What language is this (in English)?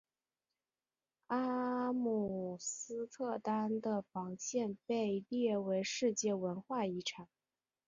Chinese